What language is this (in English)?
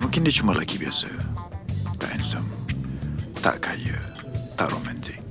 Malay